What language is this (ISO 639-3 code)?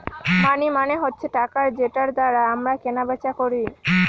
ben